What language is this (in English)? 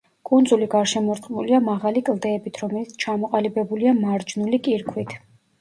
Georgian